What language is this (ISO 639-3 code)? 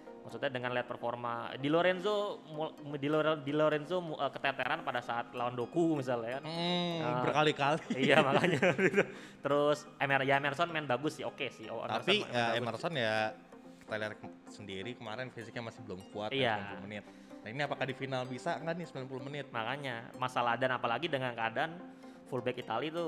ind